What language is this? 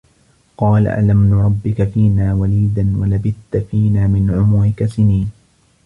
Arabic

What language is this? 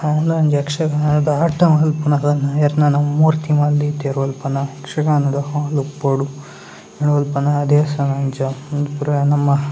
Tulu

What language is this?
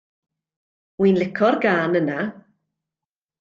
Welsh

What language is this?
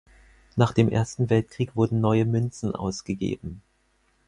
German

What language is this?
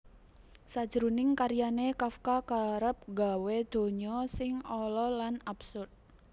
Javanese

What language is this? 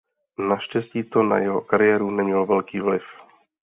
Czech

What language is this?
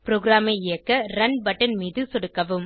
Tamil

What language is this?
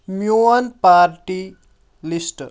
Kashmiri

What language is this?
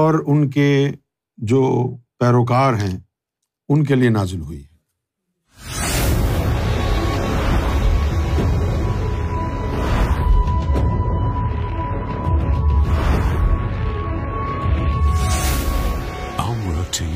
Urdu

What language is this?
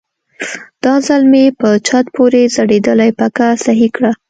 Pashto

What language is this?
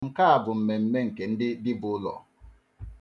Igbo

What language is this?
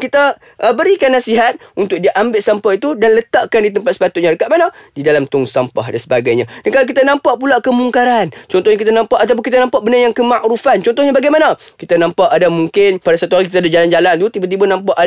Malay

